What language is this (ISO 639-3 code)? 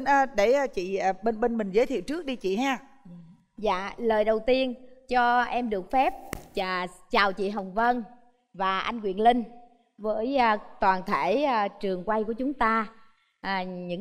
vie